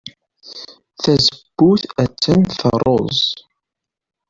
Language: Kabyle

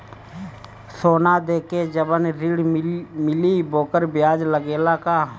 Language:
Bhojpuri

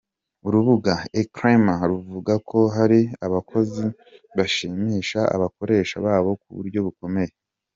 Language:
Kinyarwanda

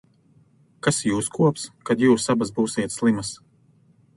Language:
Latvian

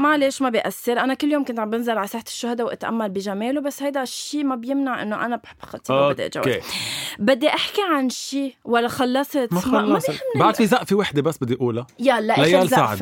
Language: Arabic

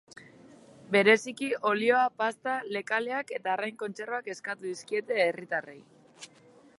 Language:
Basque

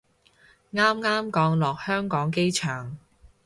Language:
Cantonese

